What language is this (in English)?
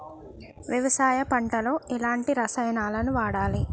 Telugu